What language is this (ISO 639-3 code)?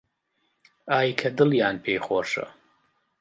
ckb